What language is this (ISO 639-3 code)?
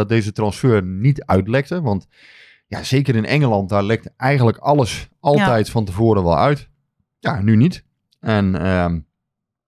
nld